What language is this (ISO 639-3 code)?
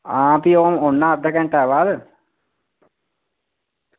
doi